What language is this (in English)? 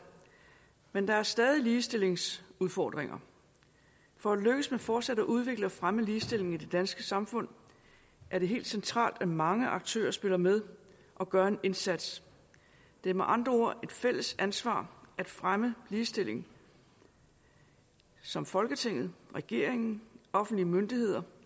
Danish